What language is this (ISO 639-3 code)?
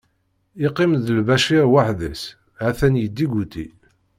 kab